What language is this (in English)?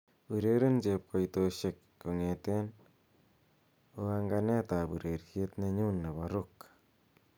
Kalenjin